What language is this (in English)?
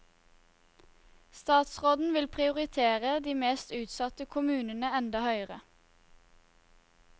Norwegian